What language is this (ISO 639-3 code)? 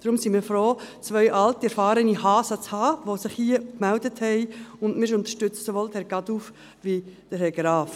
gsw